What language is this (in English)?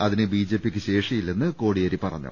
Malayalam